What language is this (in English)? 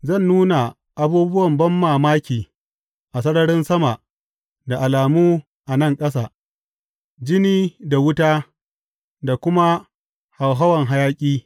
Hausa